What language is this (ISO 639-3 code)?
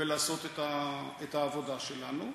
heb